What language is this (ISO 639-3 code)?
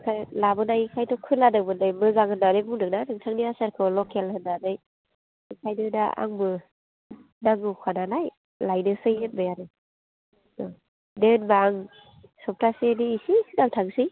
brx